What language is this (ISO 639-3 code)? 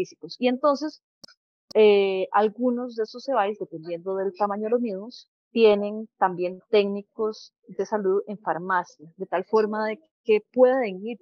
spa